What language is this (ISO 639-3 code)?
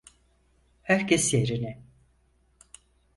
tur